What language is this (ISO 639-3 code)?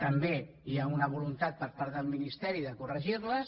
cat